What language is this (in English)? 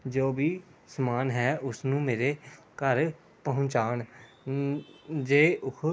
Punjabi